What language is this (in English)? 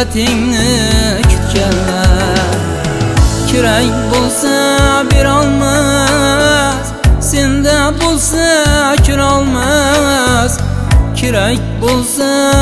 Turkish